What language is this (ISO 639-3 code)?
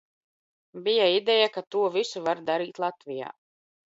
lav